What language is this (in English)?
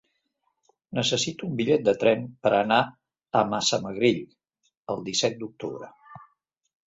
Catalan